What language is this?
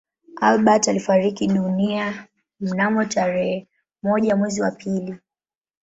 Swahili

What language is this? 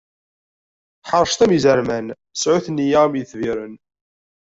Kabyle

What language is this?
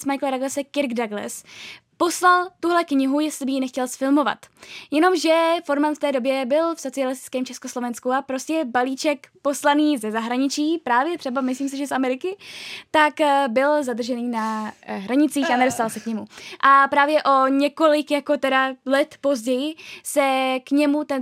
Czech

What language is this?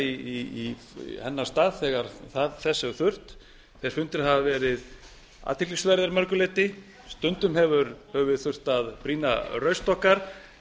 Icelandic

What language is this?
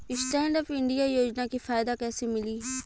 Bhojpuri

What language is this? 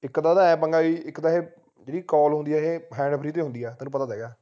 Punjabi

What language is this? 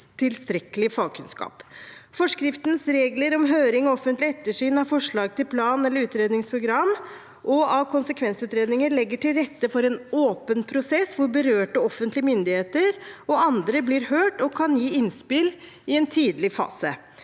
Norwegian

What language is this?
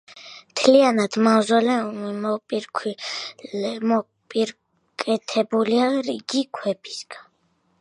Georgian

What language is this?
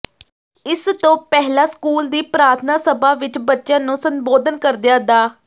Punjabi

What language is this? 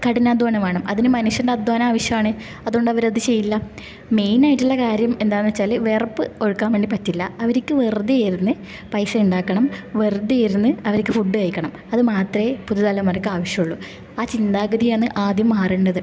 Malayalam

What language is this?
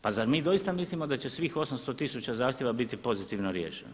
Croatian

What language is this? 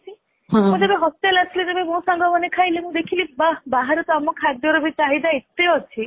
Odia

